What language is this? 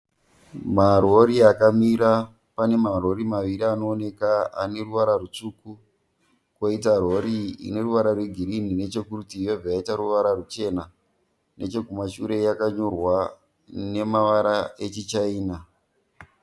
Shona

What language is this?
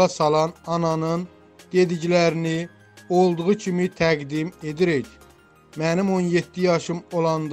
Turkish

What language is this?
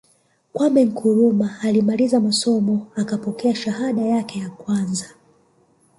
Swahili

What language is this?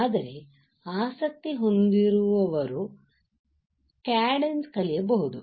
Kannada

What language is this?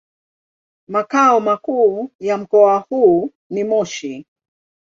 Swahili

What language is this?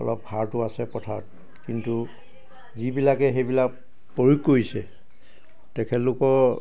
Assamese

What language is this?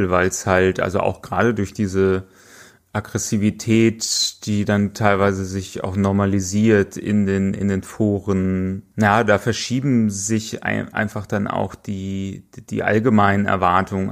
German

